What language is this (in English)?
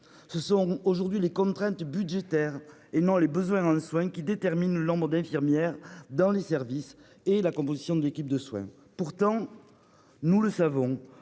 French